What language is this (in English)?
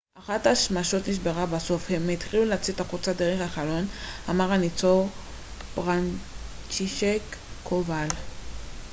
Hebrew